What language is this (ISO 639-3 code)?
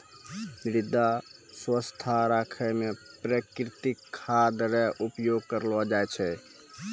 mai